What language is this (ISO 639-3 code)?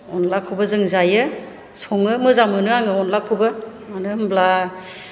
brx